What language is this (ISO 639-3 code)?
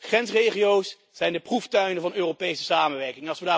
nld